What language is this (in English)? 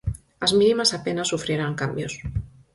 Galician